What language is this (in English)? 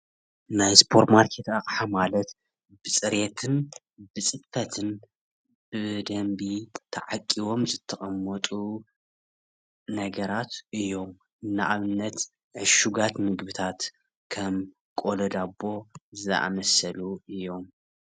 Tigrinya